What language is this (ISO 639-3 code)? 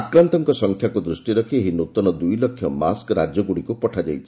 ori